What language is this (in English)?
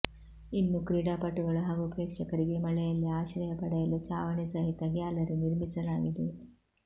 Kannada